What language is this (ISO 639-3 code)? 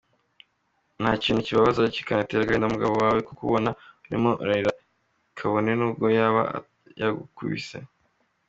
kin